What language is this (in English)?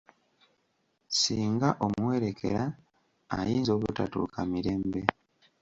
Ganda